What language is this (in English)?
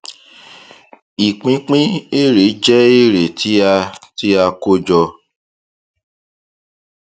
Yoruba